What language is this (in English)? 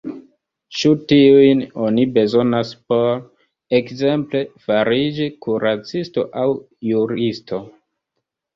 Esperanto